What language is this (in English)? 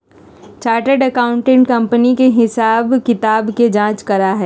Magahi